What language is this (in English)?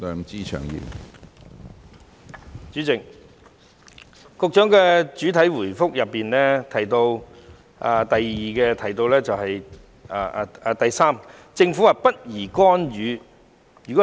Cantonese